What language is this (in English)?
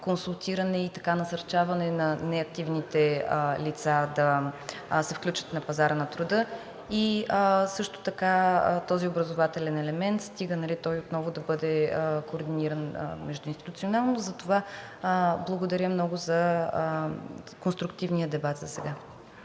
Bulgarian